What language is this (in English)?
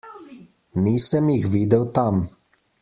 Slovenian